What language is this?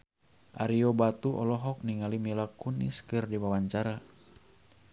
Sundanese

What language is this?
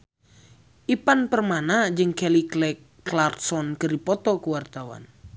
Sundanese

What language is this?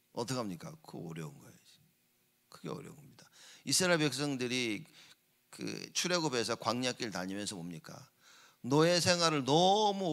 Korean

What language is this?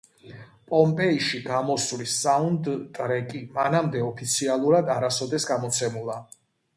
Georgian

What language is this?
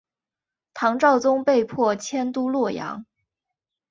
Chinese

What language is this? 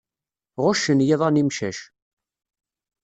Kabyle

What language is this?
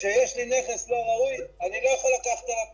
Hebrew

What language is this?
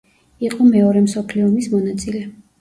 Georgian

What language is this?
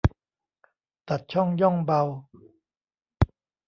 Thai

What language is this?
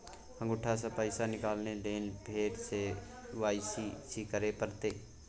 Maithili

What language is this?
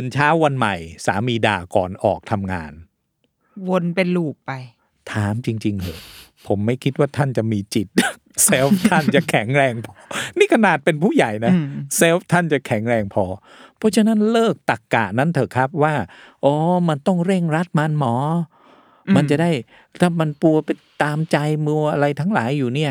Thai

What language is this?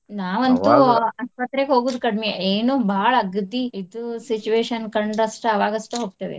Kannada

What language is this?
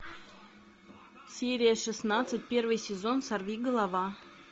Russian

